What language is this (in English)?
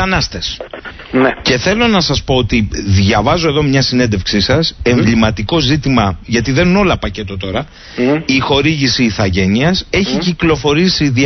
Greek